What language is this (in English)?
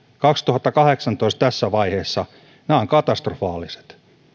Finnish